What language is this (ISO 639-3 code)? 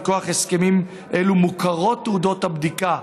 heb